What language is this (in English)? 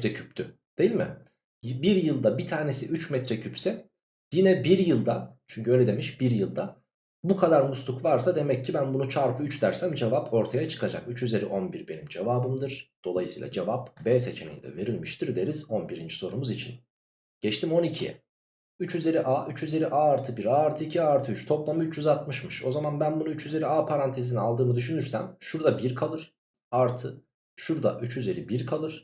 Turkish